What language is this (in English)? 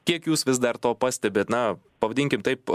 Lithuanian